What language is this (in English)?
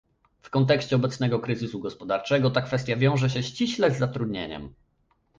Polish